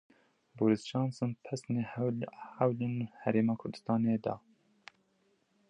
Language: Kurdish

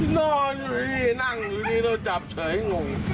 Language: Thai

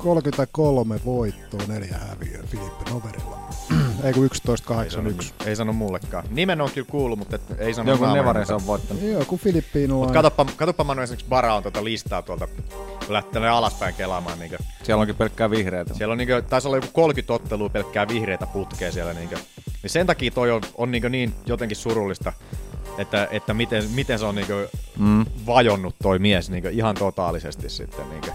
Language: Finnish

